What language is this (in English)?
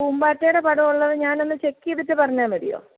Malayalam